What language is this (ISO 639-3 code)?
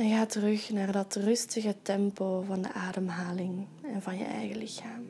nld